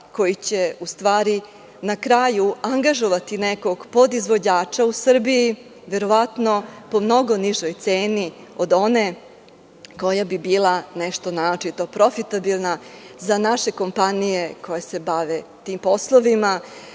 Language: Serbian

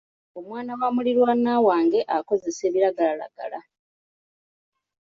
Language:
Ganda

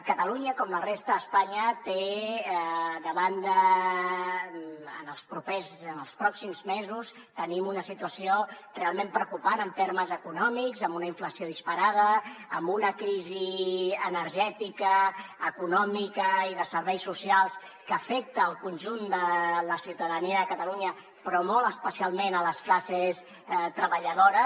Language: Catalan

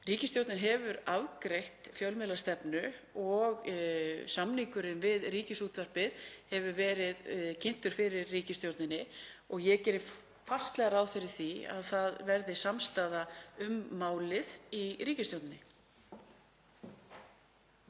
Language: Icelandic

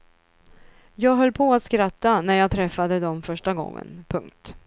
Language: Swedish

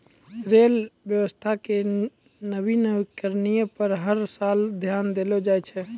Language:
Maithili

